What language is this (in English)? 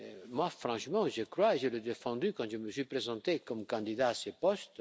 French